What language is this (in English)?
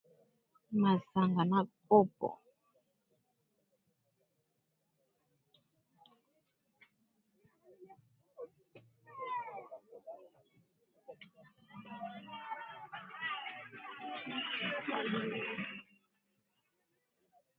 Lingala